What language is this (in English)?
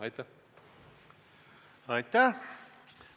Estonian